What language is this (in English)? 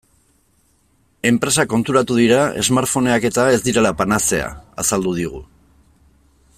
Basque